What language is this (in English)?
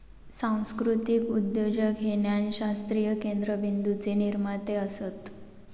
Marathi